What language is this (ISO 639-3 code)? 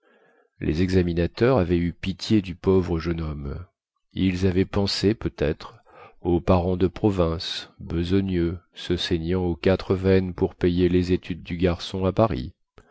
fra